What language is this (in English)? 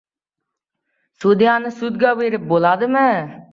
Uzbek